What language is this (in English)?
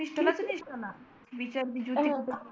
Marathi